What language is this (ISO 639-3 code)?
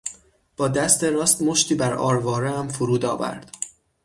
fas